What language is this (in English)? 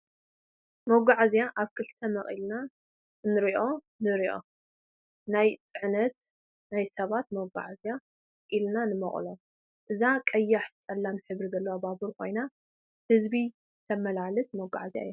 Tigrinya